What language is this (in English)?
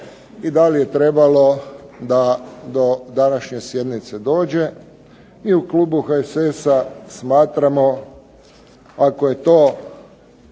Croatian